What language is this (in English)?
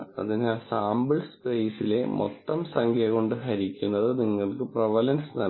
Malayalam